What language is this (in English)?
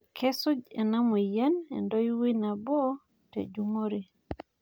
Masai